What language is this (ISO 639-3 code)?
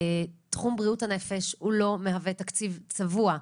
heb